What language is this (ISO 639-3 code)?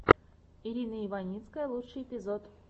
rus